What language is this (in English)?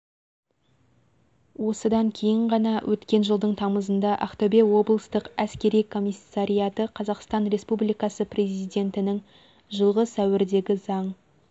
Kazakh